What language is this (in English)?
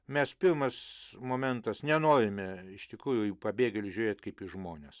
Lithuanian